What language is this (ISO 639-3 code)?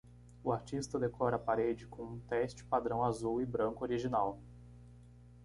por